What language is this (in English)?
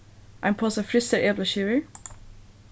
Faroese